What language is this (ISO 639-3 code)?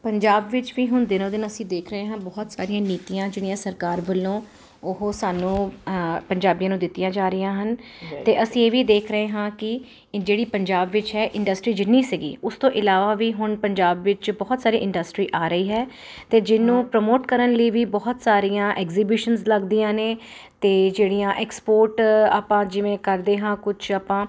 pan